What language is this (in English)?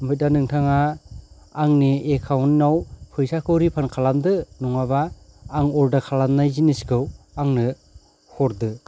Bodo